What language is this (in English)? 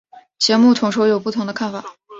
Chinese